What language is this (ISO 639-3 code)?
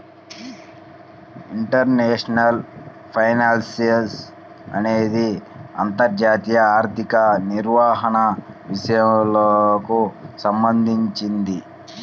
tel